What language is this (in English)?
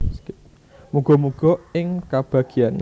Javanese